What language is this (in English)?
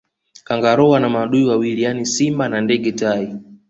Swahili